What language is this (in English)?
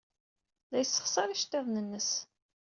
Kabyle